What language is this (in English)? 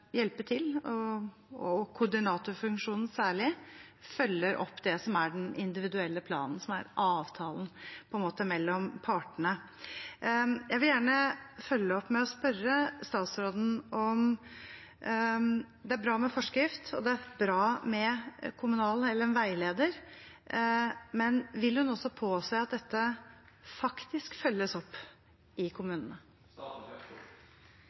Norwegian Bokmål